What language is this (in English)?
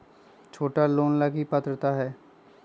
Magahi